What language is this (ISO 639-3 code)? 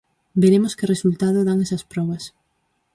glg